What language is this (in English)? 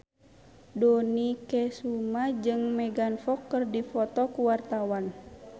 Sundanese